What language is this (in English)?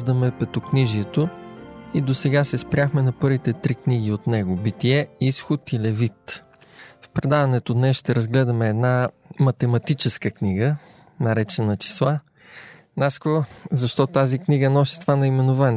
Bulgarian